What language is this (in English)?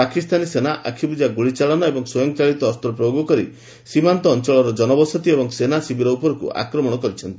Odia